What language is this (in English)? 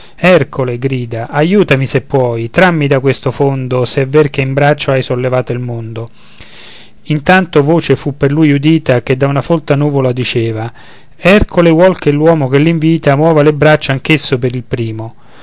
Italian